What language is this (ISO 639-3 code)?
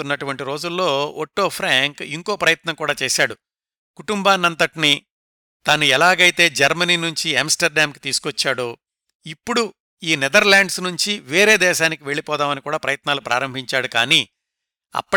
tel